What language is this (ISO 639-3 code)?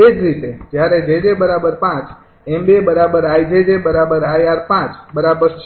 guj